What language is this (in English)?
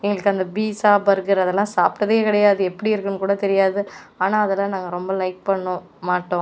Tamil